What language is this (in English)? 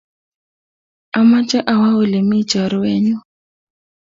Kalenjin